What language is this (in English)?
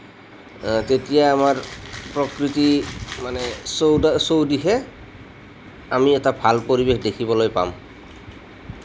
Assamese